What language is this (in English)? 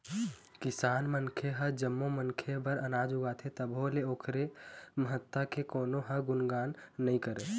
Chhattisgarhi